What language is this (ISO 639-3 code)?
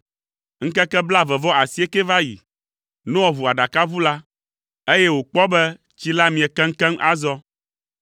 ewe